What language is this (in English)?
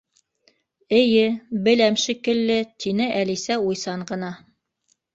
Bashkir